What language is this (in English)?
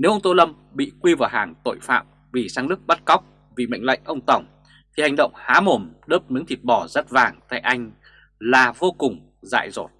Vietnamese